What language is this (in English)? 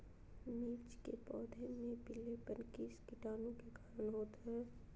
Magahi